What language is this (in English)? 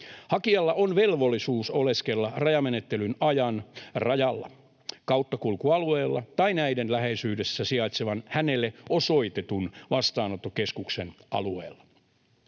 Finnish